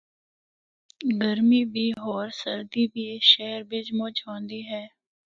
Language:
Northern Hindko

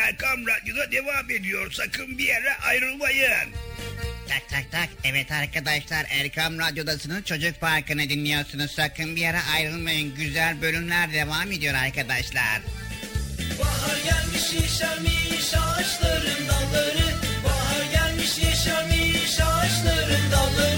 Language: Turkish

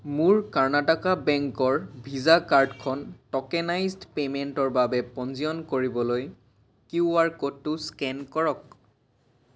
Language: Assamese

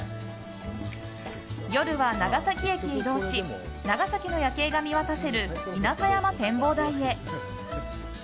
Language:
Japanese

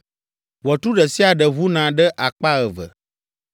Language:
Ewe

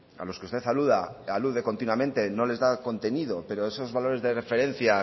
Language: Spanish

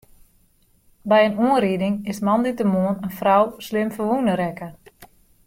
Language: Western Frisian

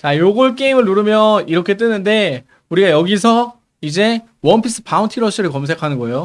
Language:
Korean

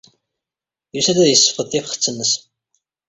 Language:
Kabyle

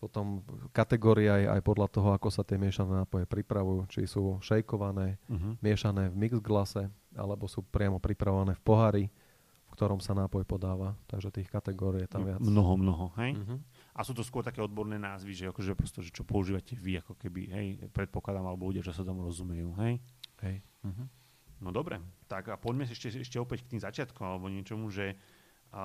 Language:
Slovak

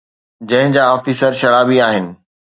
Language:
Sindhi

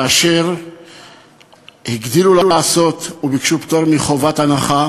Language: Hebrew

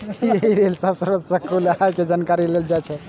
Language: Maithili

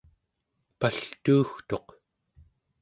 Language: Central Yupik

